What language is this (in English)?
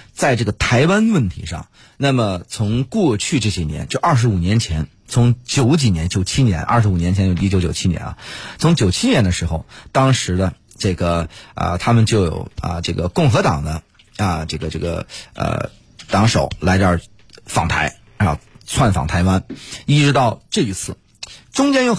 Chinese